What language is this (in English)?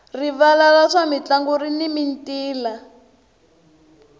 Tsonga